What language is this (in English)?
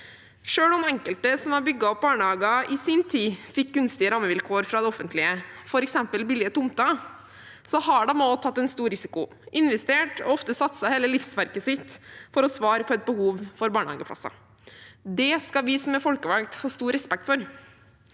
Norwegian